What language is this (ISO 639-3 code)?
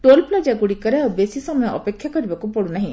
ori